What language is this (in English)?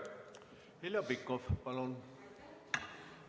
Estonian